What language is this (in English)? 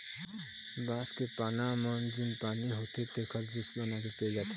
Chhattisgarhi